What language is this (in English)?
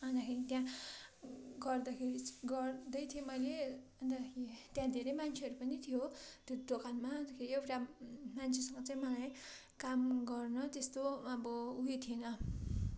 Nepali